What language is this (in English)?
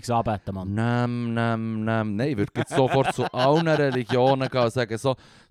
German